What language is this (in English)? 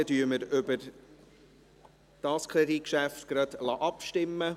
Swiss German